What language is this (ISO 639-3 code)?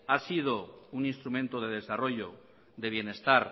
spa